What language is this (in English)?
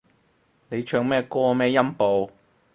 Cantonese